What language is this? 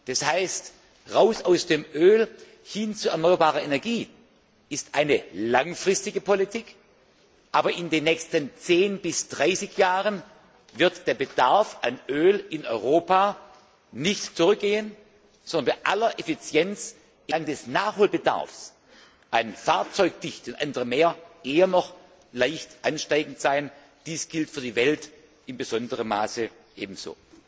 German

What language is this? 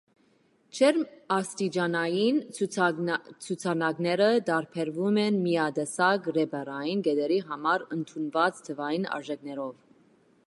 Armenian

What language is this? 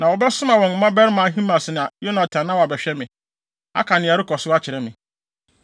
Akan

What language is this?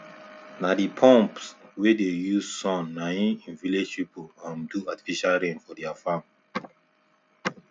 Nigerian Pidgin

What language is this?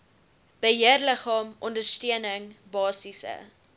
Afrikaans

